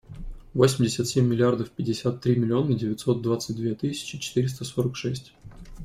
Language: Russian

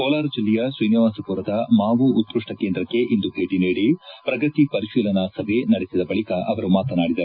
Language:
Kannada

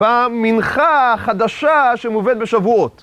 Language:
Hebrew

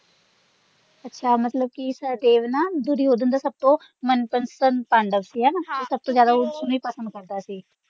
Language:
Punjabi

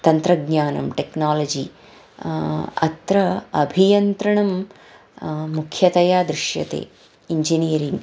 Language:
Sanskrit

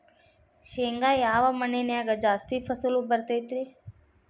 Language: Kannada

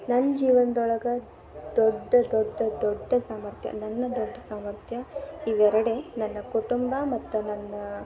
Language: Kannada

